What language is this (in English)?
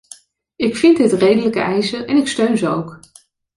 Dutch